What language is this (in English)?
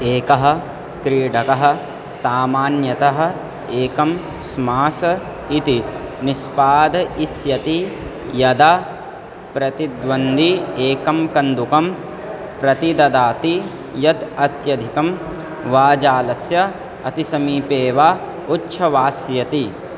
Sanskrit